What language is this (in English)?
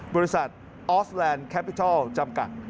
Thai